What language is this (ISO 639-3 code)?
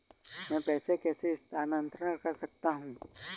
hin